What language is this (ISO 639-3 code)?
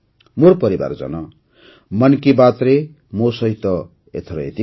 ori